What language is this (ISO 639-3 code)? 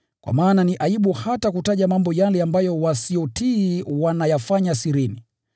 swa